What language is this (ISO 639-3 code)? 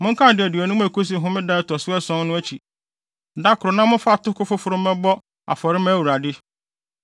aka